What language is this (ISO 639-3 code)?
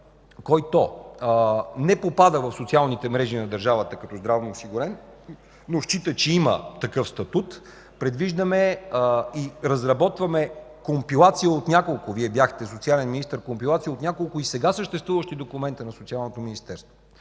bul